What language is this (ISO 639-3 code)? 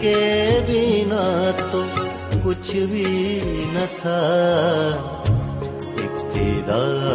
urd